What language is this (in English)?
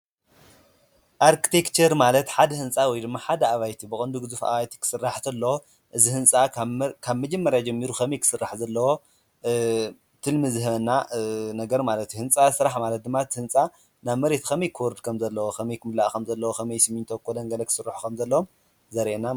Tigrinya